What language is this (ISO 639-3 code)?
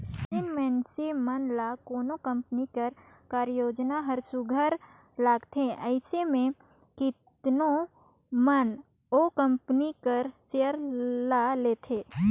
hne